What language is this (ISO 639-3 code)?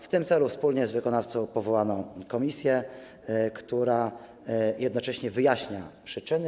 pol